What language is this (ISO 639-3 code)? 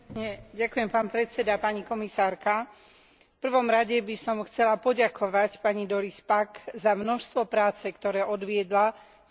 slk